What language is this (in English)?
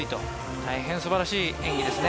Japanese